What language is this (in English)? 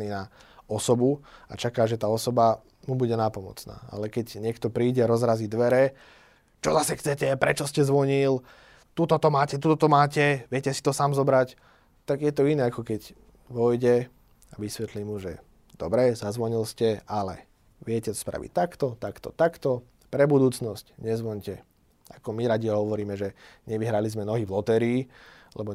Slovak